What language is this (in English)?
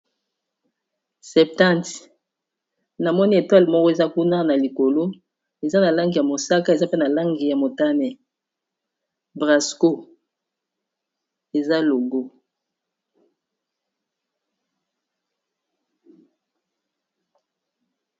Lingala